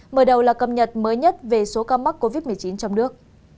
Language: Vietnamese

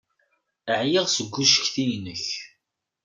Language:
Kabyle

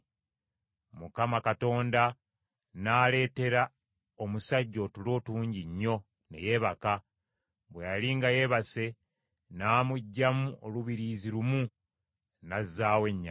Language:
Ganda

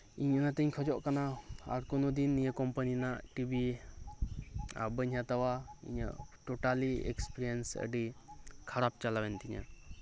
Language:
Santali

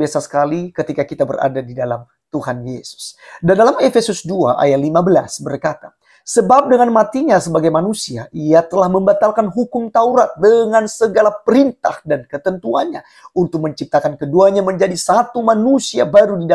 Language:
Indonesian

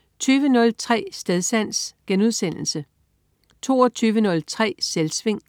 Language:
Danish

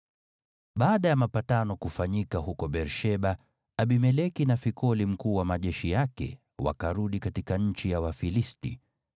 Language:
Swahili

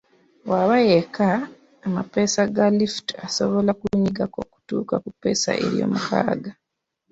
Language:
Ganda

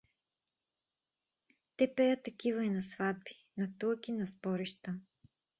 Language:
Bulgarian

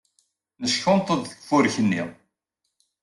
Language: Kabyle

